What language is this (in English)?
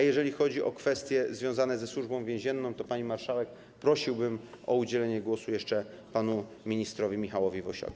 Polish